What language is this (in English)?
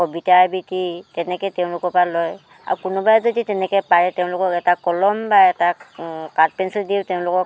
Assamese